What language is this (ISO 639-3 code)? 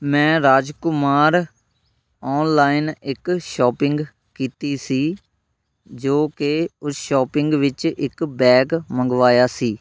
pan